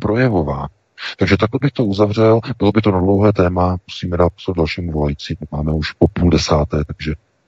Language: Czech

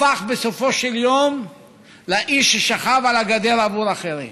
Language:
Hebrew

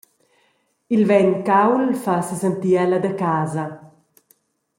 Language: Romansh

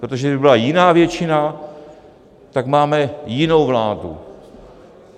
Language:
Czech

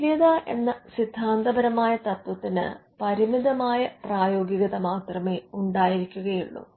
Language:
Malayalam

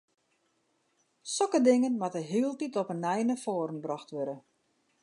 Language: Western Frisian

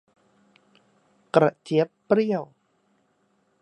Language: Thai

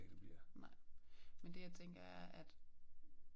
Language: Danish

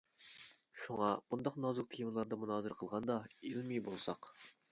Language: Uyghur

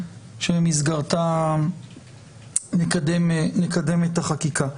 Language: Hebrew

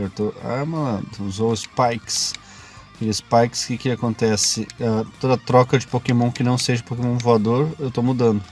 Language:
Portuguese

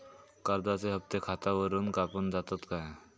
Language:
Marathi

